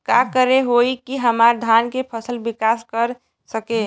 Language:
Bhojpuri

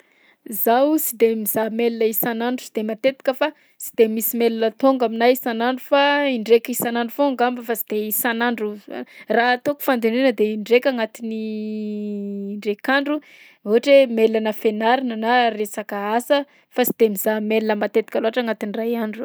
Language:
Southern Betsimisaraka Malagasy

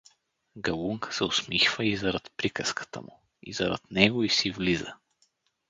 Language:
Bulgarian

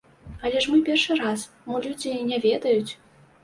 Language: Belarusian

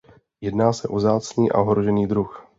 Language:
Czech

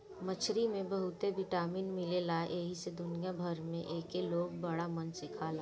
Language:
Bhojpuri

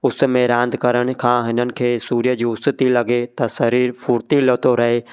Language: Sindhi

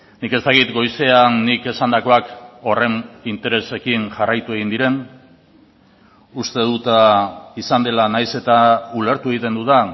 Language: Basque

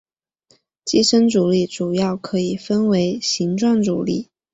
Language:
Chinese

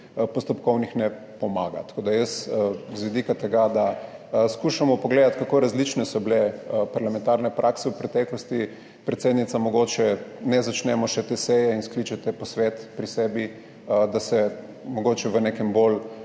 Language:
Slovenian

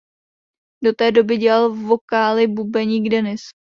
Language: Czech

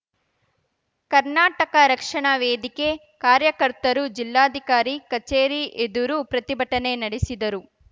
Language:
Kannada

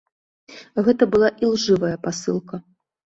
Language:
Belarusian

